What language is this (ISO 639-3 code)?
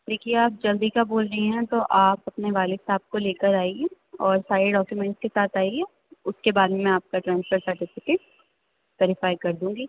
urd